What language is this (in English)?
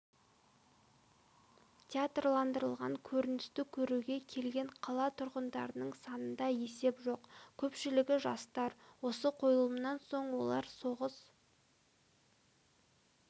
Kazakh